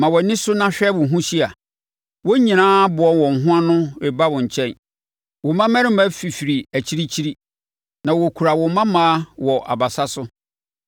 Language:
Akan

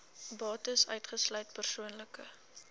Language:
Afrikaans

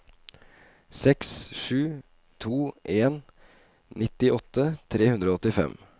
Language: Norwegian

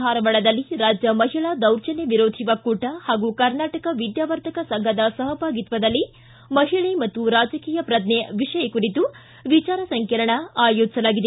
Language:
Kannada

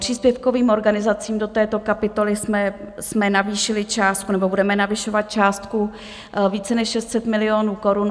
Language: Czech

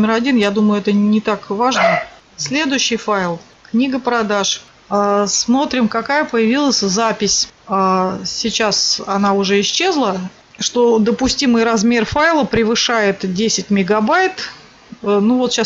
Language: Russian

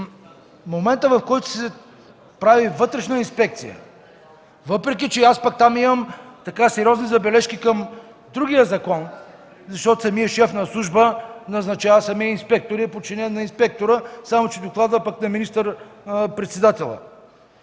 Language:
Bulgarian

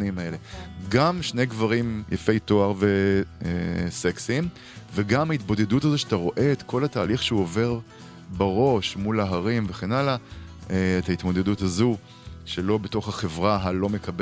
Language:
Hebrew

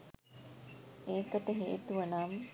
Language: Sinhala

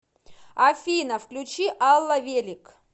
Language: Russian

